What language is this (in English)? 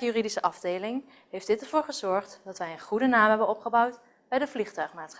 Dutch